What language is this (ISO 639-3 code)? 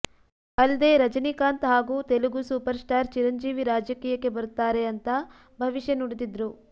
kan